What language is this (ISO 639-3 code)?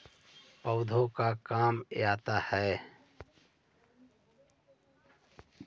mag